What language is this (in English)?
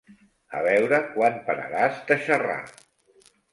Catalan